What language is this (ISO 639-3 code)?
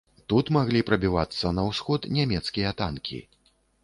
bel